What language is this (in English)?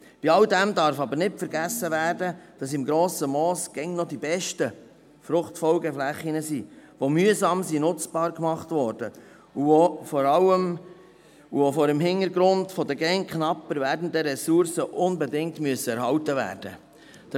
Swiss German